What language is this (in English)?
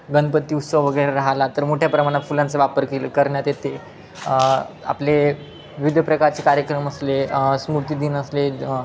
Marathi